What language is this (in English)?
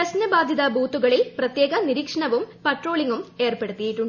Malayalam